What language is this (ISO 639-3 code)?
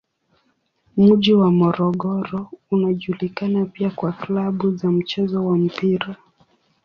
swa